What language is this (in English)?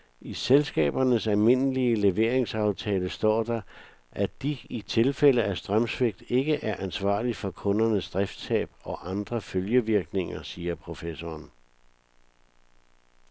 Danish